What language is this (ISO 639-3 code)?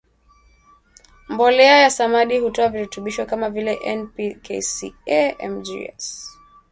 swa